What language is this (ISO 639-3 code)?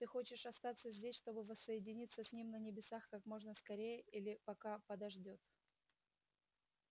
rus